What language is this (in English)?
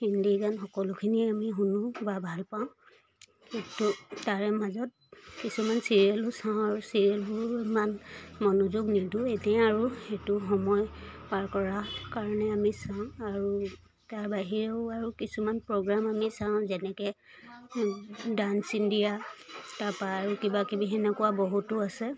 Assamese